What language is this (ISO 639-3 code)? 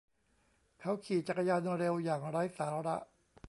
tha